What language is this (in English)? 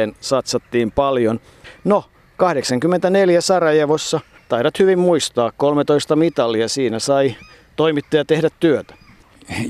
Finnish